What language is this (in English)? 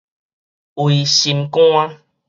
Min Nan Chinese